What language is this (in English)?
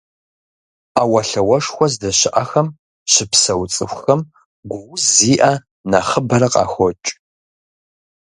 Kabardian